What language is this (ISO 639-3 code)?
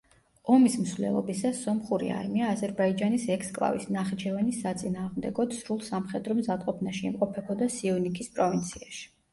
kat